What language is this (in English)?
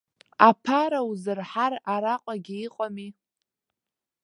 Abkhazian